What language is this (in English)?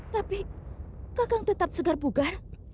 Indonesian